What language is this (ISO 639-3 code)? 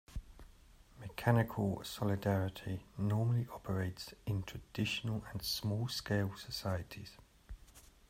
eng